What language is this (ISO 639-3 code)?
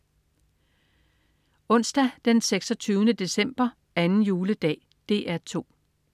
dan